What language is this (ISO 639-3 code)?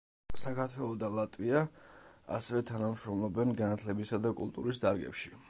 kat